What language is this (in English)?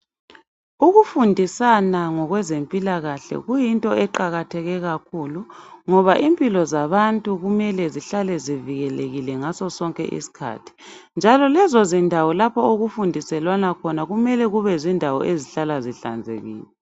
North Ndebele